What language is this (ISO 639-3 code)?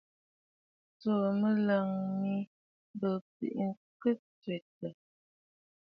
bfd